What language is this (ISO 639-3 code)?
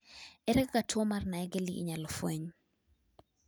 luo